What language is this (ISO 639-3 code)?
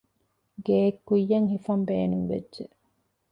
div